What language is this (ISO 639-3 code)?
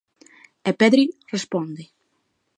glg